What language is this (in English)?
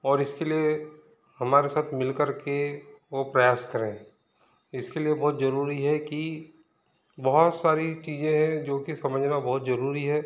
Hindi